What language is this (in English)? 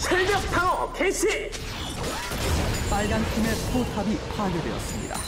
Korean